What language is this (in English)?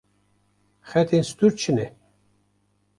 Kurdish